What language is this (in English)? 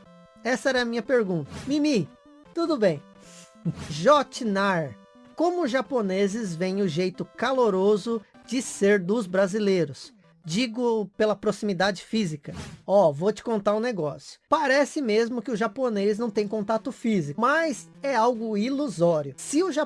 Portuguese